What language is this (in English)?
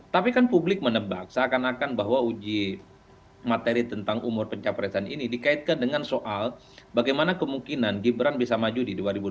Indonesian